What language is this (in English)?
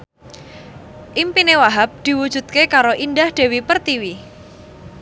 Javanese